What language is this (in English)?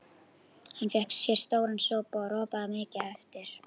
Icelandic